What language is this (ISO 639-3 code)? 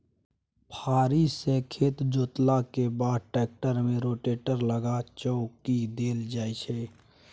mai